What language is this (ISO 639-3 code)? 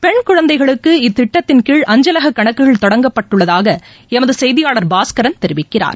tam